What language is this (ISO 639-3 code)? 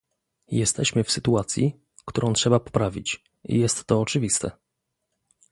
pol